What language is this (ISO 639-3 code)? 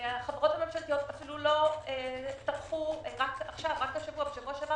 heb